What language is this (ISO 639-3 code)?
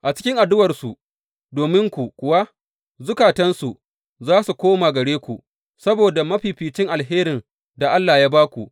hau